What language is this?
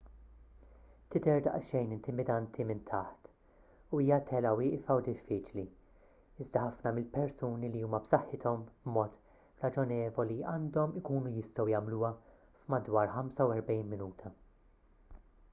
Maltese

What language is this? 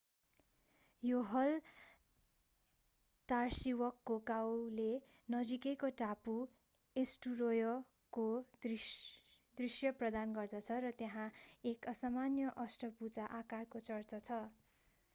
Nepali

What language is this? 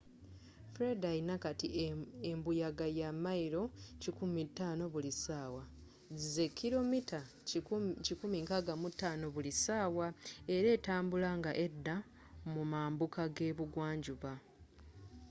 Ganda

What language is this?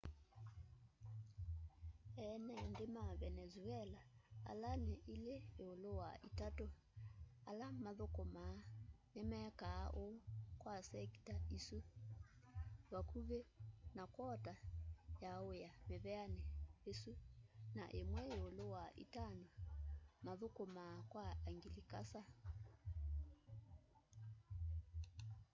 Kamba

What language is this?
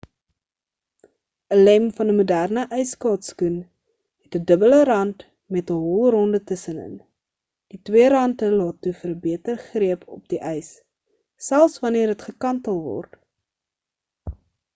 Afrikaans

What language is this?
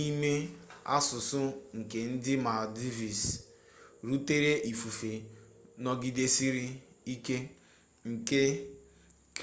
Igbo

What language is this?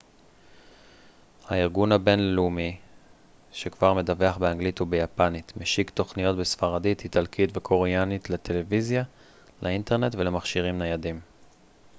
Hebrew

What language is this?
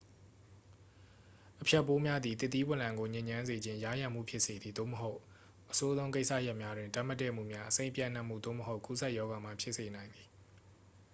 Burmese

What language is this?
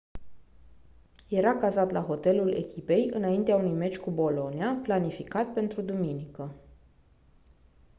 Romanian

